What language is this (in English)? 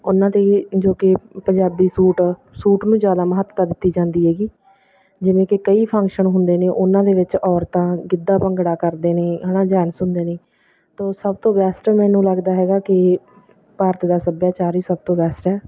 Punjabi